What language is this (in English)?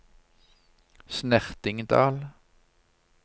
Norwegian